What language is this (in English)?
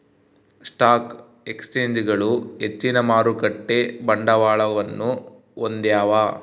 Kannada